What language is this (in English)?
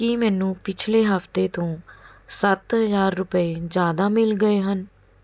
Punjabi